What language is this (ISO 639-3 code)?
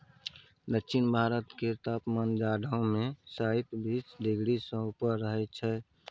mai